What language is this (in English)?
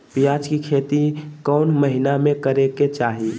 Magahi